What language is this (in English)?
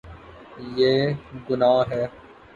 Urdu